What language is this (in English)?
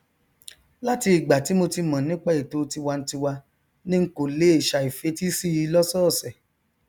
Yoruba